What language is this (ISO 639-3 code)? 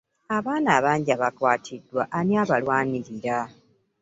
lug